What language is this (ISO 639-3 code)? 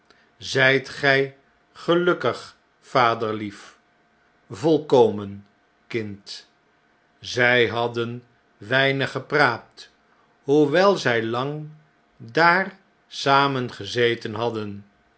nld